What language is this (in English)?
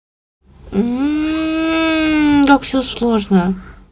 Russian